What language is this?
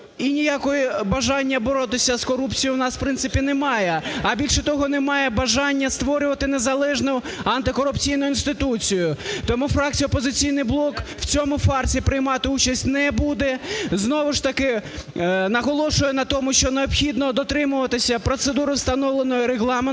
Ukrainian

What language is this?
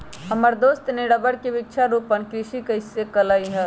Magahi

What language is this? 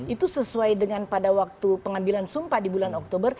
Indonesian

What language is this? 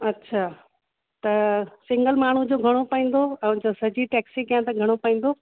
Sindhi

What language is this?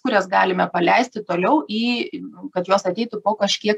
Lithuanian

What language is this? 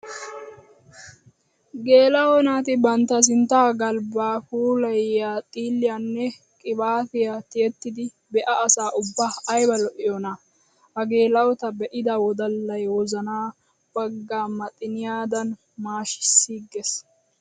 Wolaytta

